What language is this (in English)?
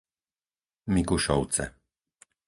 Slovak